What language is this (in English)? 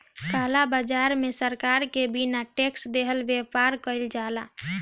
Bhojpuri